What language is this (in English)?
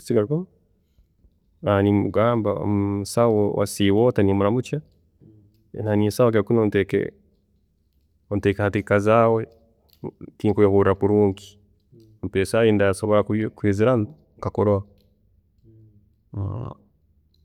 Tooro